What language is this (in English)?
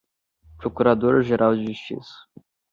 Portuguese